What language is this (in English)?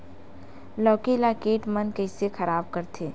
Chhattisgarhi